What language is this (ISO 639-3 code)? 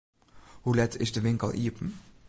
fry